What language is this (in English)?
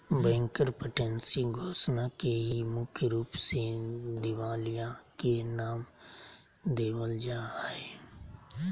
Magahi